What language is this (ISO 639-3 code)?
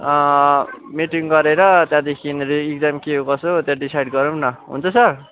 nep